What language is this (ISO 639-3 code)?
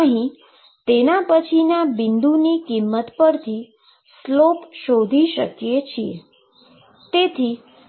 guj